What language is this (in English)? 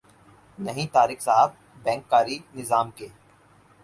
Urdu